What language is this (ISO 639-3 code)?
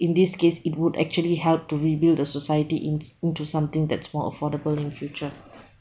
eng